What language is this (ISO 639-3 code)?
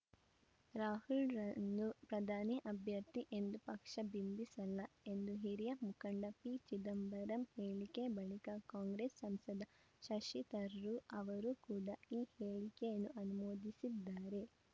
kan